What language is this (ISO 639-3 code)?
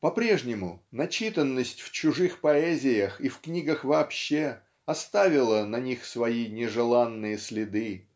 rus